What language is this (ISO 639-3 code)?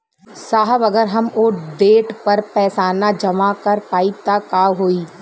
bho